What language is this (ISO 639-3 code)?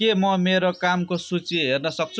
nep